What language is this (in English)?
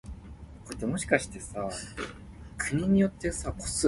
Min Nan Chinese